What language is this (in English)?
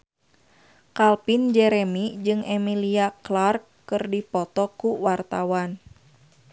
Sundanese